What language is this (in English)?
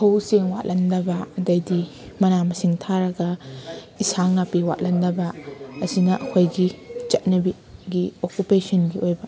Manipuri